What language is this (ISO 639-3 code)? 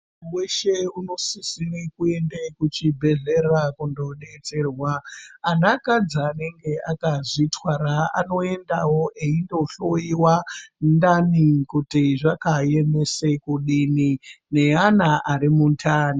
ndc